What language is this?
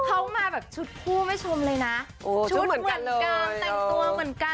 Thai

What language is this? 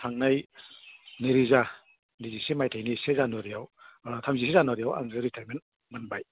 Bodo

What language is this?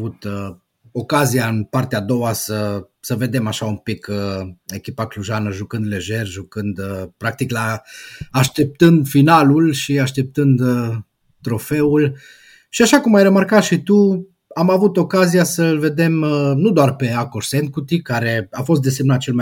Romanian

